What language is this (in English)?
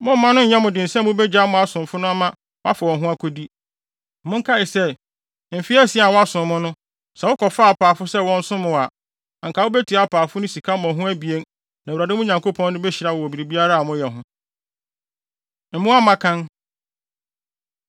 Akan